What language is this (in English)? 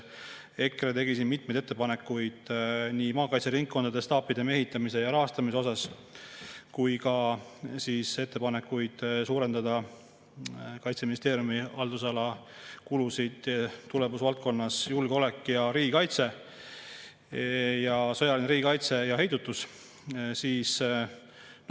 Estonian